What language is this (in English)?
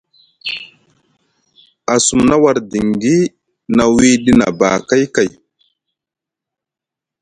Musgu